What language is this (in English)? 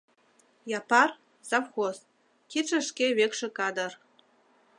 Mari